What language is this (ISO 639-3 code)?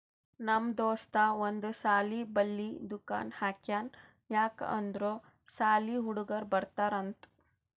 kan